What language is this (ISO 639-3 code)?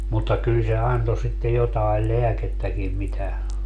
fin